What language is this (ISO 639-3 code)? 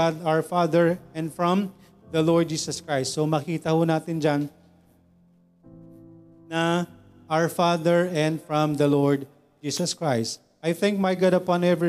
fil